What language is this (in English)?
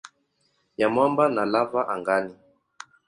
Swahili